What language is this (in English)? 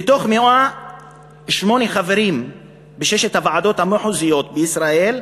Hebrew